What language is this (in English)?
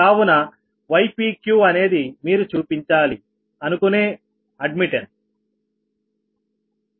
Telugu